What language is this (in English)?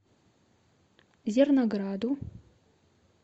Russian